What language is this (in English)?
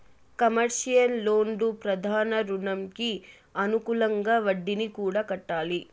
Telugu